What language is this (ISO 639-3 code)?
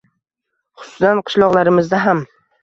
uzb